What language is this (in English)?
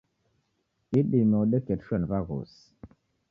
Taita